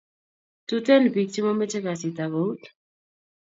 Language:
Kalenjin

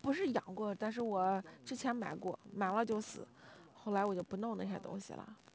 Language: Chinese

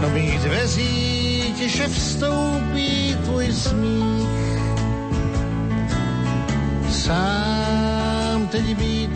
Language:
Slovak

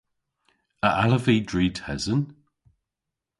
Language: Cornish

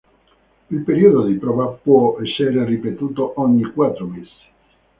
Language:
Italian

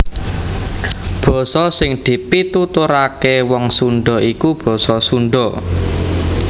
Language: Javanese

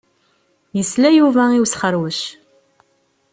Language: Kabyle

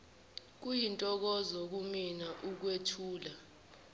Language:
Zulu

